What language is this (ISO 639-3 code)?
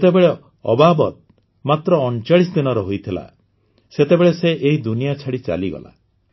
ori